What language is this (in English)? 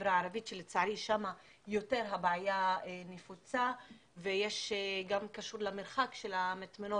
Hebrew